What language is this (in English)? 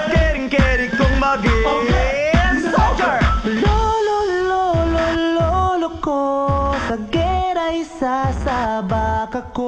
Filipino